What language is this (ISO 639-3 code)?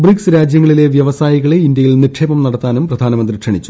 mal